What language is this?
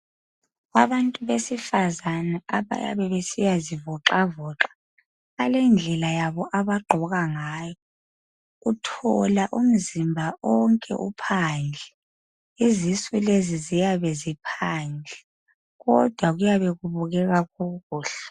North Ndebele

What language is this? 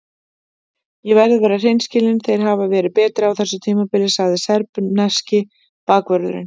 Icelandic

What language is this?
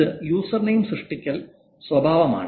Malayalam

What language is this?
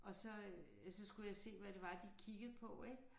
Danish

